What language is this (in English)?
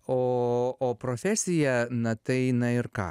Lithuanian